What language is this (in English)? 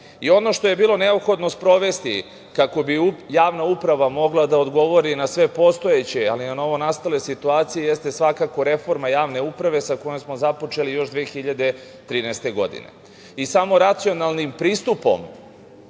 Serbian